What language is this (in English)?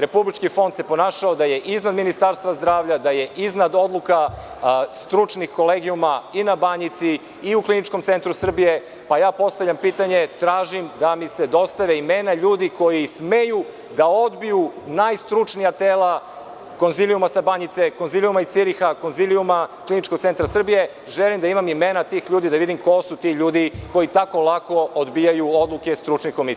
Serbian